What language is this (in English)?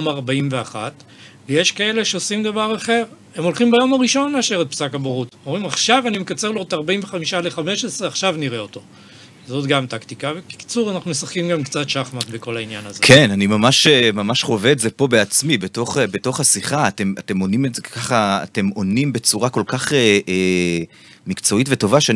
Hebrew